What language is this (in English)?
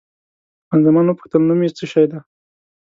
Pashto